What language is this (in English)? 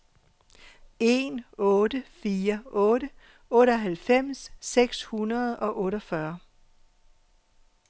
Danish